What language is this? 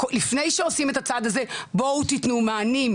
Hebrew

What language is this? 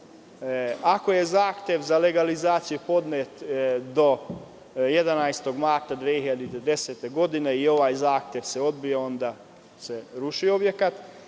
Serbian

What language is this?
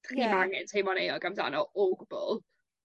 Welsh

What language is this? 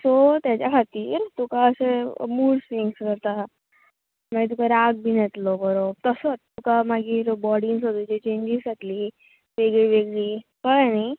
Konkani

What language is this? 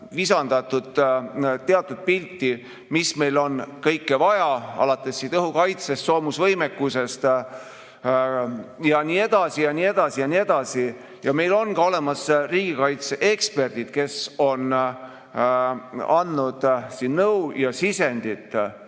Estonian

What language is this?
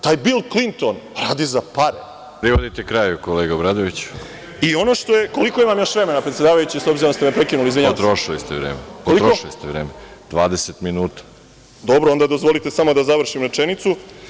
Serbian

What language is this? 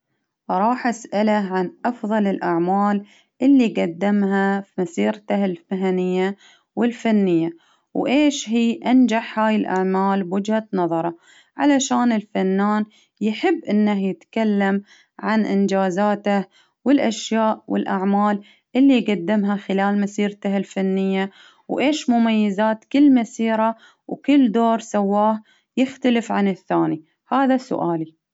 Baharna Arabic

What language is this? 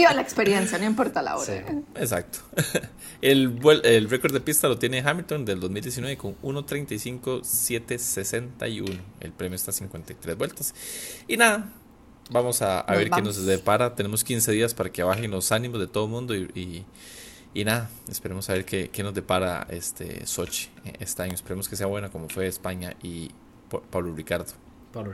Spanish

